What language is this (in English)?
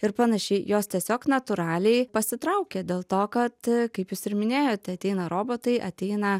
Lithuanian